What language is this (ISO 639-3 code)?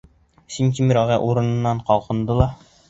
bak